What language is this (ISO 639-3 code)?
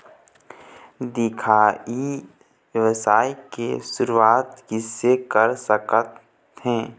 hne